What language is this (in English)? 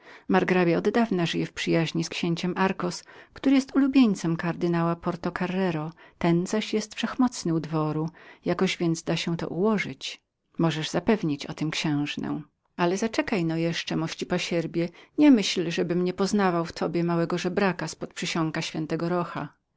Polish